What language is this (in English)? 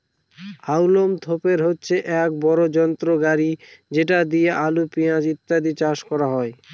Bangla